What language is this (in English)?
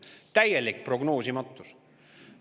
Estonian